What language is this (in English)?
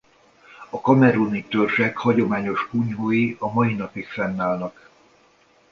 Hungarian